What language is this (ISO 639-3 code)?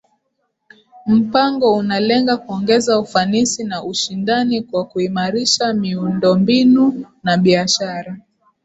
swa